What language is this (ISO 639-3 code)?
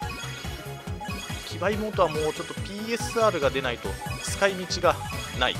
jpn